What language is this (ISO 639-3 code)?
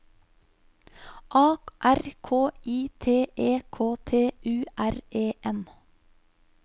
nor